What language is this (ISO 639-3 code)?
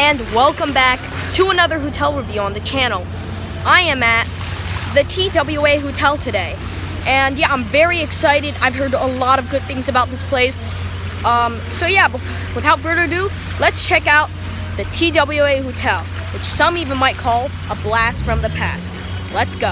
eng